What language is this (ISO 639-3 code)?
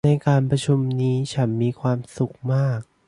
tha